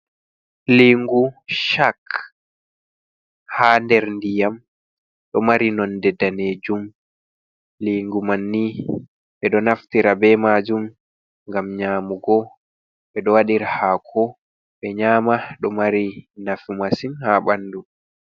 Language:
Fula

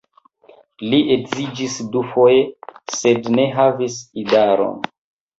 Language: Esperanto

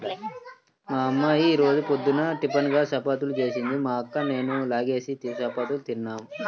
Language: Telugu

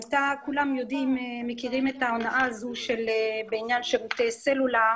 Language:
Hebrew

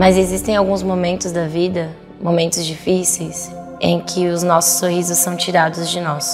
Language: Portuguese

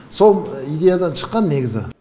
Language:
Kazakh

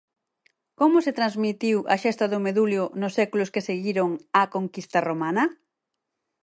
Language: Galician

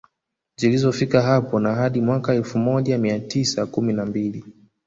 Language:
Swahili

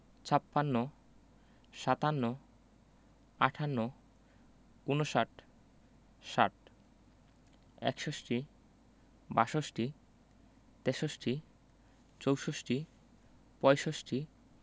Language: Bangla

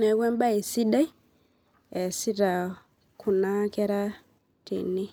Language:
Masai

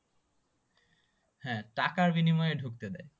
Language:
Bangla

